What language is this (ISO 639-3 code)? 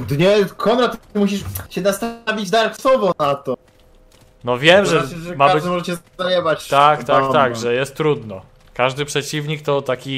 pol